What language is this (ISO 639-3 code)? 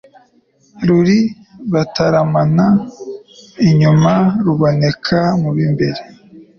kin